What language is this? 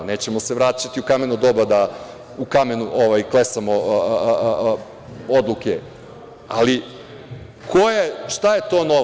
Serbian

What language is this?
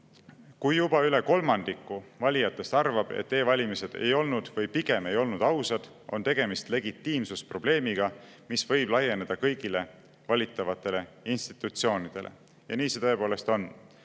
Estonian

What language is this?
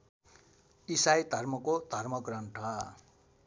Nepali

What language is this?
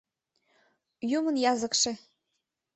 Mari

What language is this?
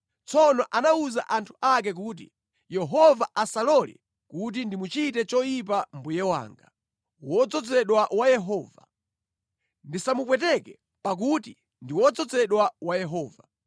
Nyanja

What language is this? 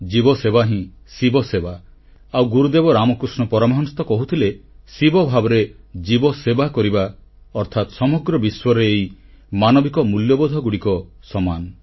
Odia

